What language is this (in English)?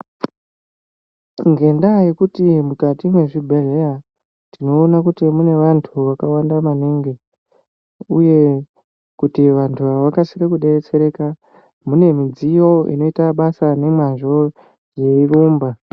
Ndau